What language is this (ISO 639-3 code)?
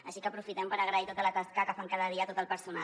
cat